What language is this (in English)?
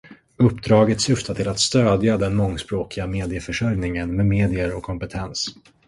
Swedish